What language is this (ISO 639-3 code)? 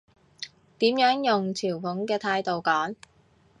yue